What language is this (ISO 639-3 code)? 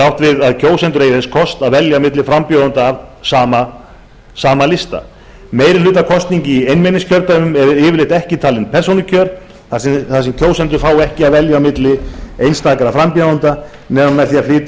isl